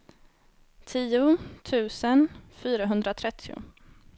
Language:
Swedish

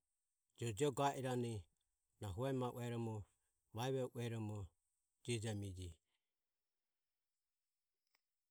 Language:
Ömie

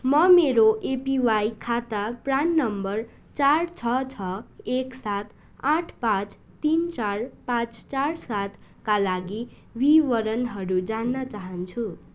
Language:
Nepali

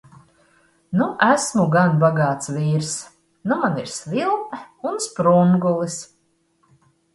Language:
Latvian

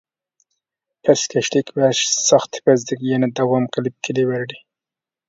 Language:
Uyghur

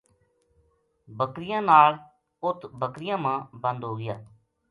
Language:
Gujari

